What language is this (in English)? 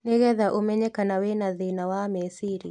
Kikuyu